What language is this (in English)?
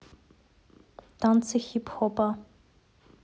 Russian